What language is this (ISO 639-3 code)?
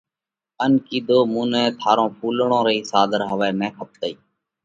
kvx